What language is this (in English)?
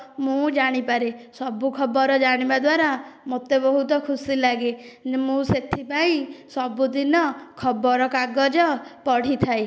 Odia